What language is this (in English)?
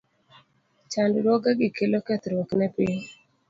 Luo (Kenya and Tanzania)